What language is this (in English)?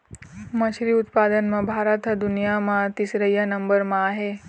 Chhattisgarhi